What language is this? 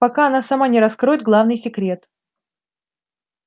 Russian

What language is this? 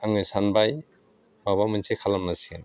Bodo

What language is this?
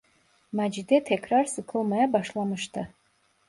Turkish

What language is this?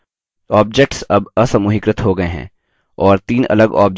Hindi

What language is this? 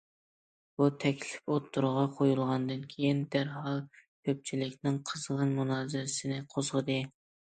Uyghur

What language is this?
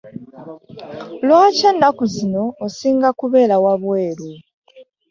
Ganda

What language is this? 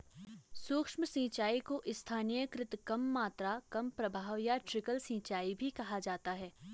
Hindi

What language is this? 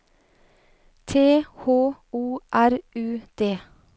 Norwegian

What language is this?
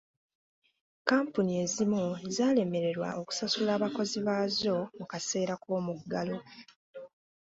Ganda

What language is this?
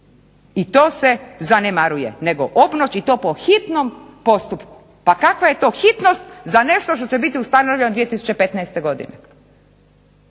Croatian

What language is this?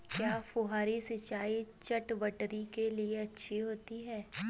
Hindi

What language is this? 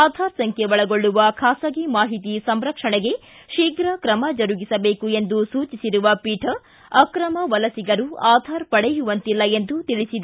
Kannada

